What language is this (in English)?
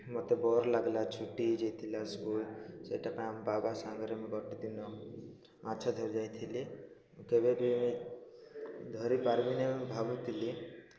Odia